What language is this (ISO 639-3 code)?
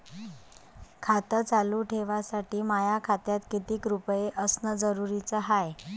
mar